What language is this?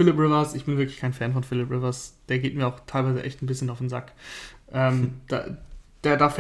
German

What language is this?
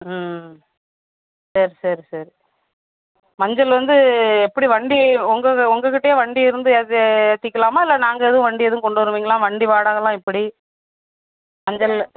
Tamil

